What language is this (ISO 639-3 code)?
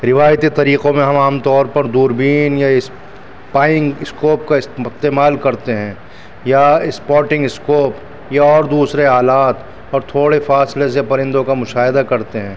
urd